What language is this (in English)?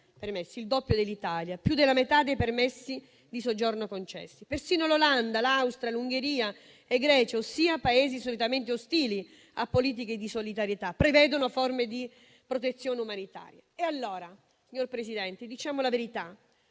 Italian